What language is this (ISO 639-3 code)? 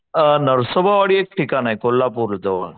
mar